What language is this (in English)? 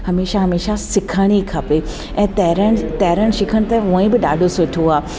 Sindhi